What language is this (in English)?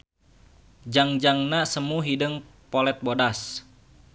Sundanese